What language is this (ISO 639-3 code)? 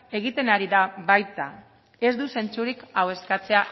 eus